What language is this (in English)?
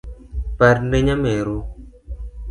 Luo (Kenya and Tanzania)